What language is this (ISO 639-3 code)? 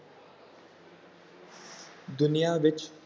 pan